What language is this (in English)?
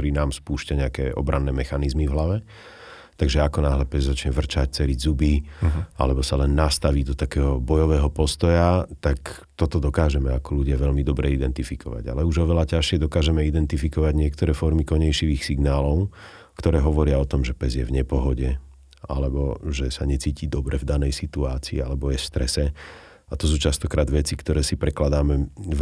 Slovak